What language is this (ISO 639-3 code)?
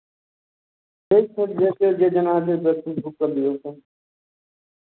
mai